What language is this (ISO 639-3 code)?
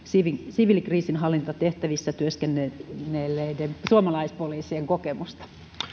fin